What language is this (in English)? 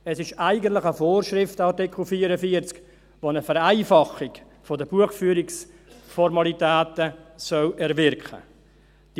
Swiss German